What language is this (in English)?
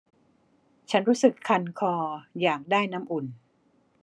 Thai